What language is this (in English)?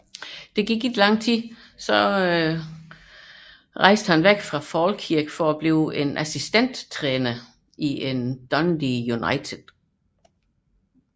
Danish